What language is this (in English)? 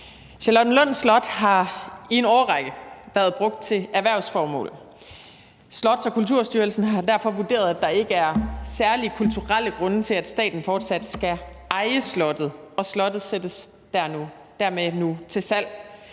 Danish